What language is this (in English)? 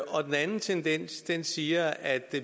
Danish